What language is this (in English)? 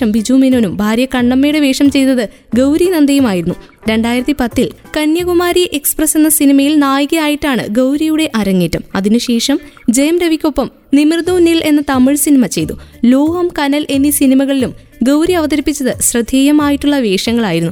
Malayalam